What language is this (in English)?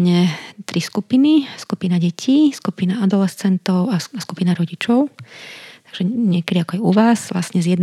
Slovak